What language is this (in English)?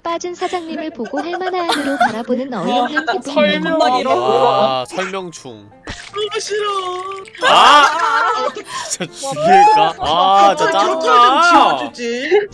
Korean